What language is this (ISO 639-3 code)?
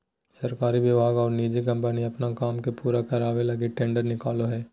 mag